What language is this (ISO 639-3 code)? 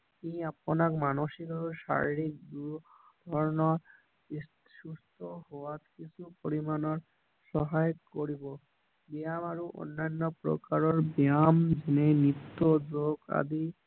asm